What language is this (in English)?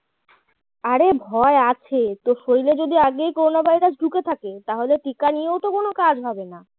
Bangla